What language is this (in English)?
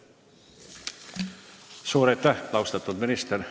Estonian